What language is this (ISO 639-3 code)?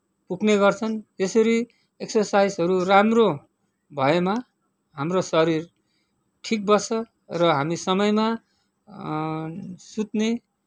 nep